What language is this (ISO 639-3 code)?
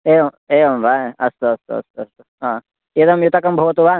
san